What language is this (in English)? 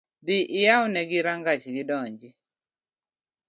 Luo (Kenya and Tanzania)